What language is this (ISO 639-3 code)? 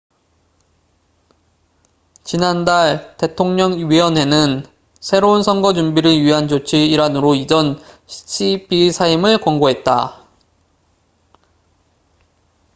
kor